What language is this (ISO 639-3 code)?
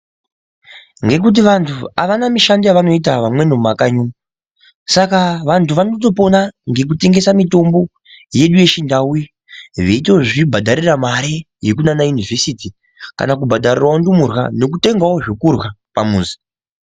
ndc